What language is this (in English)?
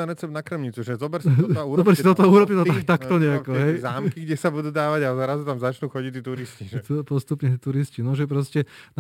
Slovak